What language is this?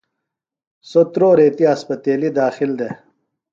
Phalura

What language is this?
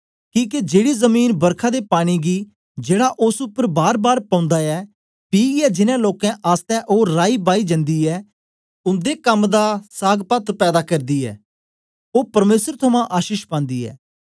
Dogri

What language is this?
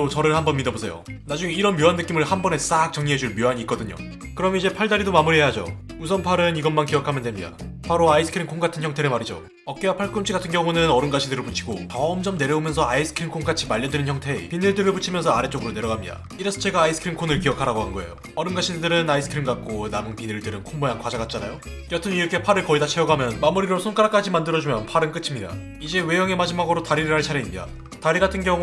Korean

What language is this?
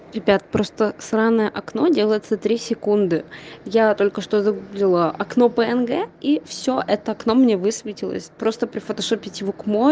Russian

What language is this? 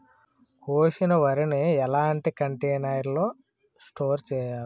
Telugu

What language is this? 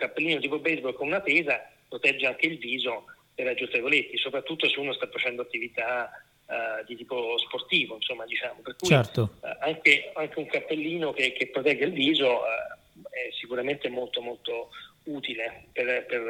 Italian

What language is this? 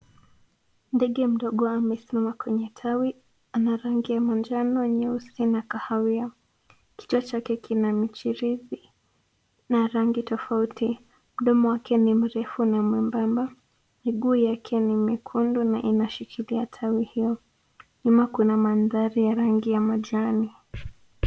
Swahili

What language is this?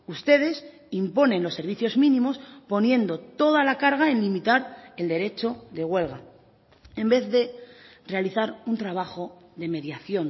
Spanish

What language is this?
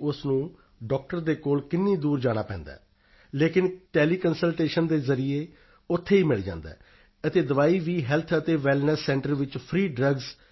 Punjabi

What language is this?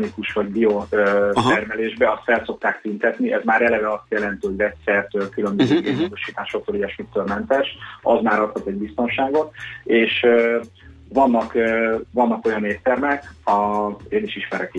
Hungarian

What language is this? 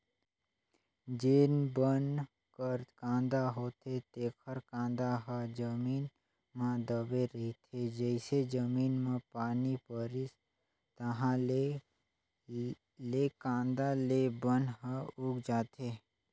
Chhattisgarhi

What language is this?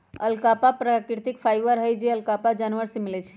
Magahi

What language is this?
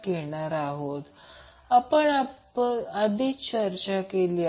Marathi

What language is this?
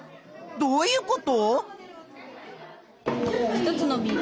Japanese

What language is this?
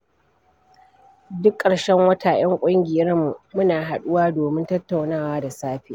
Hausa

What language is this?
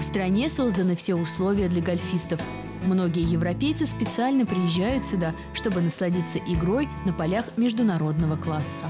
Russian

